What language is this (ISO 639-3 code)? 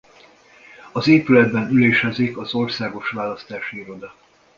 hun